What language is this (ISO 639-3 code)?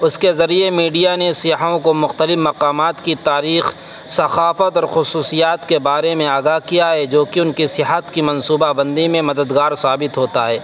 urd